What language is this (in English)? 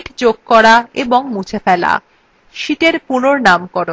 Bangla